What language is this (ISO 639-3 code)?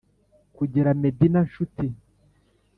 kin